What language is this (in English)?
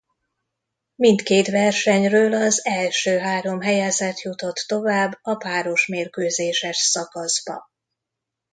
Hungarian